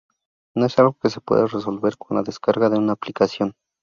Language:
Spanish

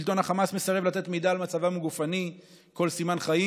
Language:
Hebrew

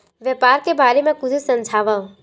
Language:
Chhattisgarhi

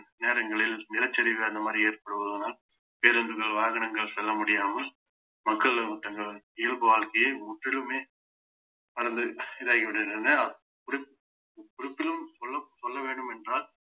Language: Tamil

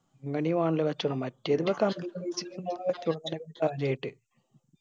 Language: Malayalam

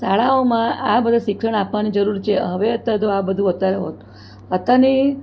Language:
Gujarati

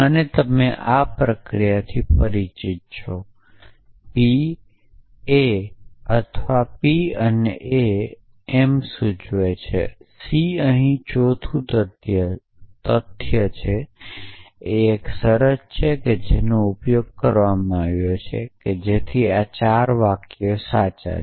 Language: Gujarati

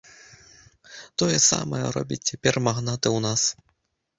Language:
Belarusian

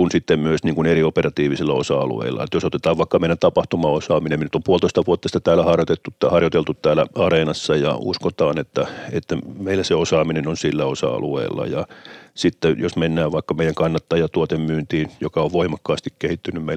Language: Finnish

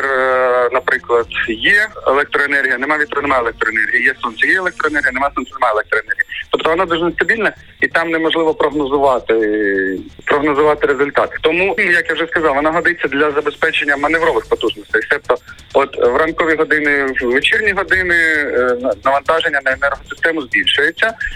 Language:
Ukrainian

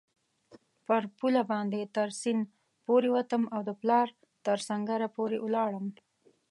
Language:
Pashto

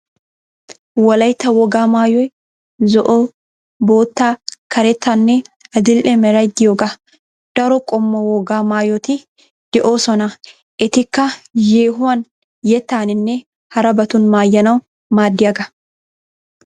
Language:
Wolaytta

